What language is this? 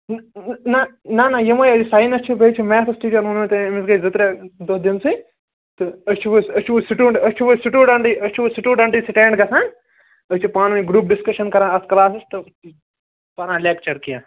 Kashmiri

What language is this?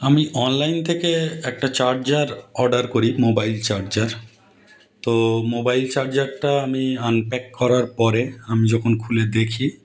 Bangla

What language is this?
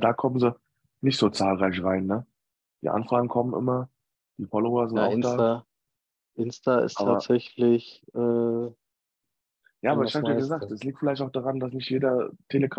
German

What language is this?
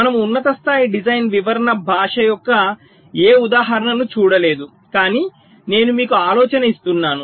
Telugu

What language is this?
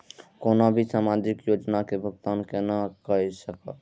Maithili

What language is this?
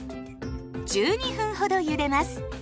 Japanese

